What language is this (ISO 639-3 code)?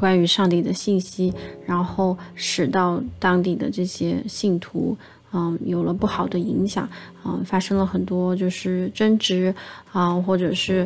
zho